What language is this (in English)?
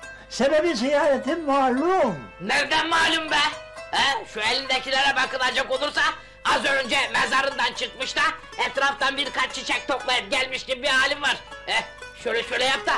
Turkish